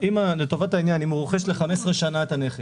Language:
Hebrew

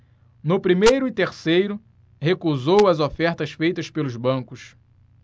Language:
Portuguese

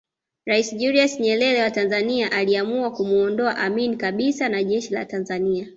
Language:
Swahili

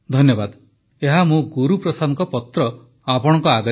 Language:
Odia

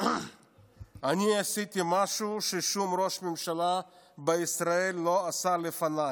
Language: Hebrew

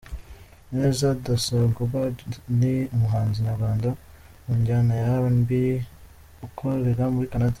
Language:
Kinyarwanda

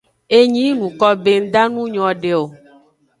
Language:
Aja (Benin)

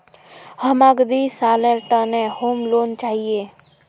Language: Magahi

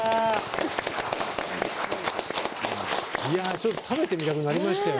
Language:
Japanese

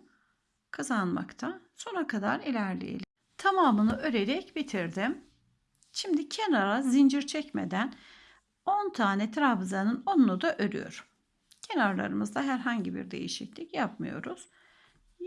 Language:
Turkish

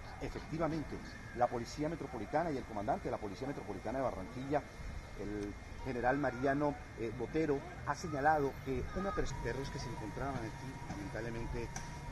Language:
Spanish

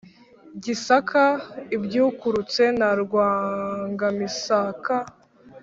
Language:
Kinyarwanda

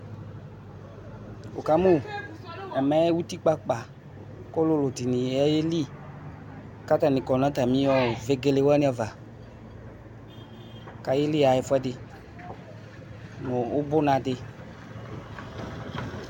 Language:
Ikposo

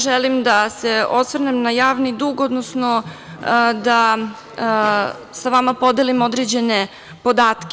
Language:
Serbian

